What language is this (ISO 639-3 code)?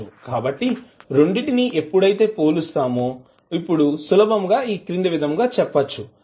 tel